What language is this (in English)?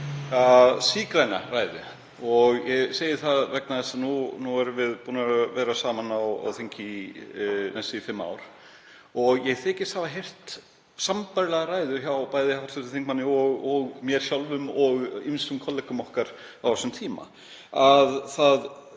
Icelandic